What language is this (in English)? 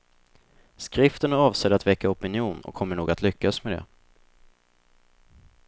Swedish